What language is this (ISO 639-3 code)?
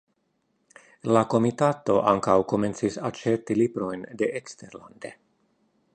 epo